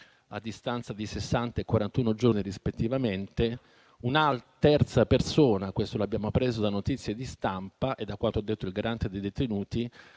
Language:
Italian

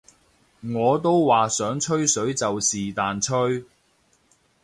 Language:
Cantonese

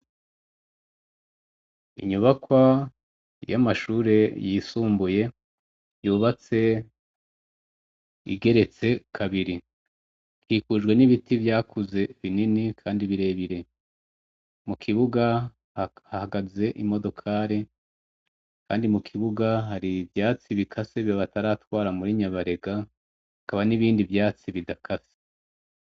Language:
Rundi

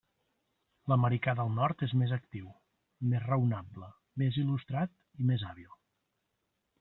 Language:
Catalan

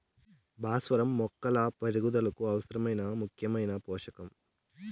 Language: Telugu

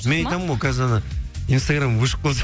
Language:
Kazakh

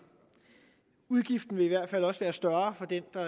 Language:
Danish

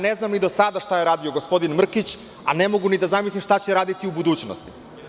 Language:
Serbian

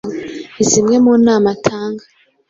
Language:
Kinyarwanda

